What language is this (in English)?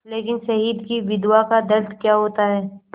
Hindi